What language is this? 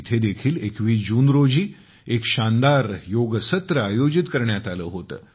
Marathi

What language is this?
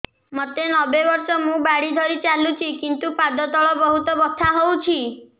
Odia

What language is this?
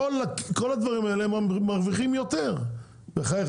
Hebrew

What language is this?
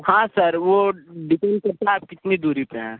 Hindi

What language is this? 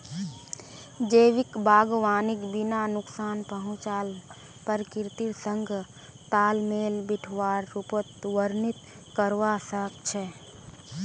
Magahi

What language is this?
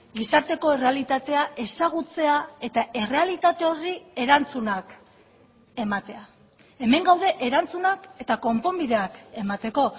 Basque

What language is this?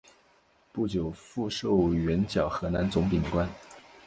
Chinese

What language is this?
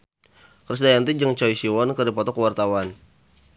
Sundanese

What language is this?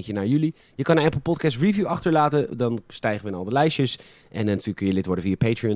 Dutch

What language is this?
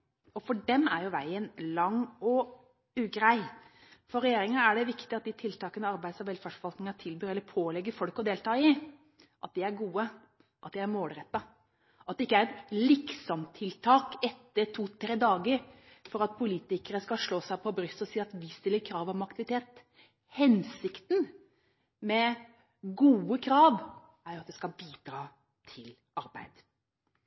Norwegian Bokmål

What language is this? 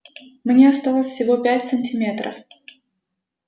Russian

